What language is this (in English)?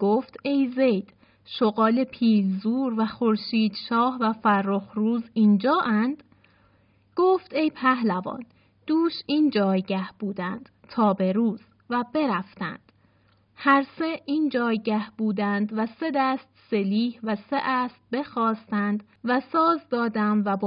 Persian